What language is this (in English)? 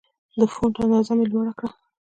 Pashto